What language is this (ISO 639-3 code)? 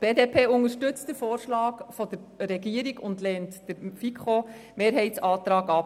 gsw